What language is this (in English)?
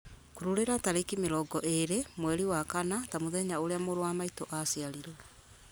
Kikuyu